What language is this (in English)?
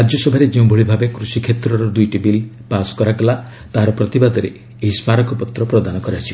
Odia